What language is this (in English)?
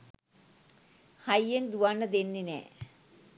Sinhala